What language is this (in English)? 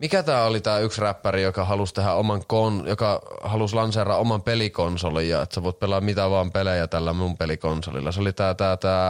Finnish